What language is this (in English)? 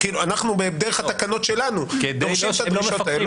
Hebrew